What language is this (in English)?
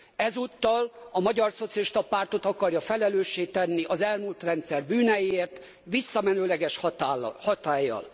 Hungarian